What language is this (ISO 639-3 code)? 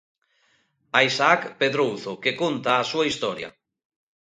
glg